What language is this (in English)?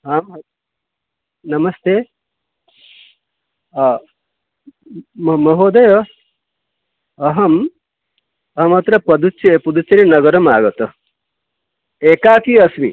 Sanskrit